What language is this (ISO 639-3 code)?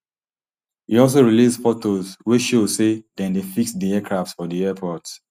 pcm